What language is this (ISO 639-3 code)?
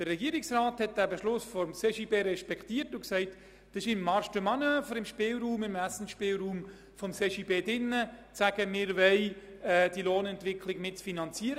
gsw